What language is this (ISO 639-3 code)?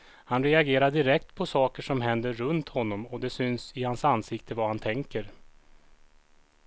swe